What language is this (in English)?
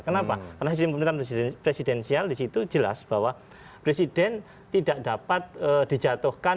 Indonesian